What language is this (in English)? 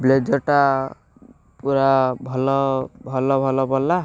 Odia